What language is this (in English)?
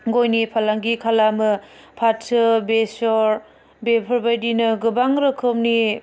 Bodo